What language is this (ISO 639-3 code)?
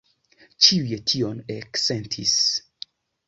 epo